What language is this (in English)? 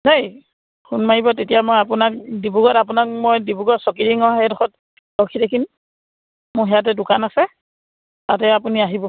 Assamese